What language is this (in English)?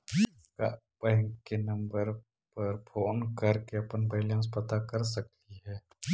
Magahi